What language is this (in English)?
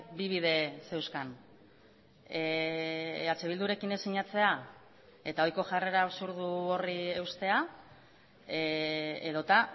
Basque